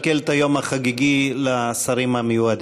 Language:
Hebrew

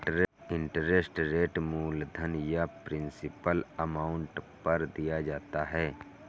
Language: Hindi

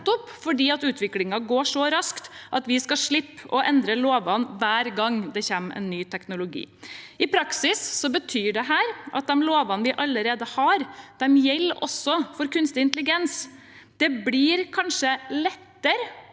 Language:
Norwegian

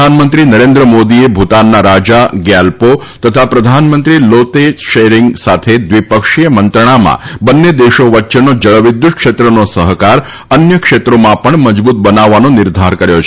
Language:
Gujarati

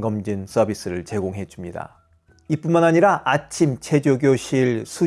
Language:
Korean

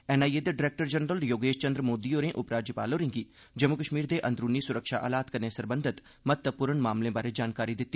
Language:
Dogri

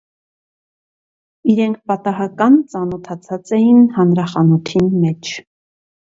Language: Armenian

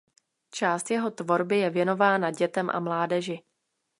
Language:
Czech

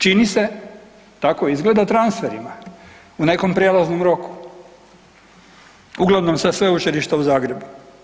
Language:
Croatian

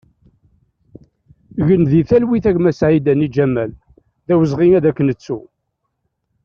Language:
Kabyle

